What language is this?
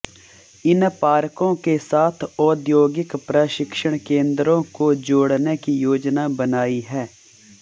Hindi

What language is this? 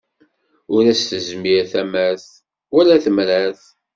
Kabyle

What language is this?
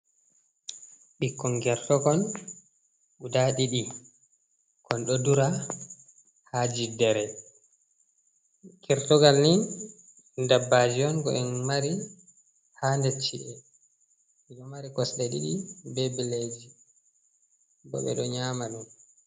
Fula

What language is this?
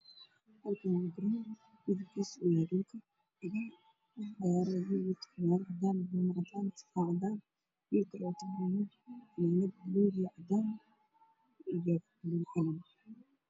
Somali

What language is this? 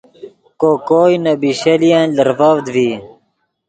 Yidgha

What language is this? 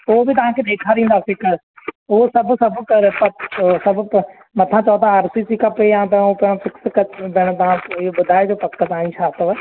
Sindhi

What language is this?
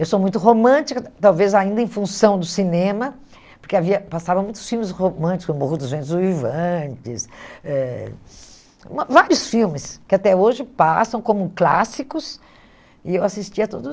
Portuguese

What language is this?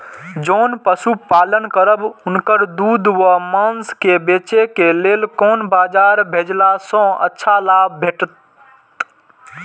Maithili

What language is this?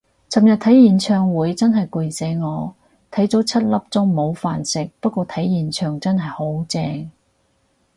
Cantonese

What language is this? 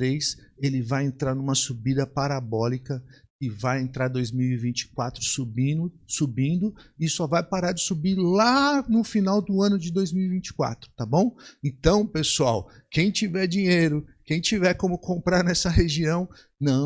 Portuguese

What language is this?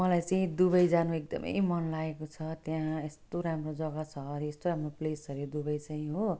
Nepali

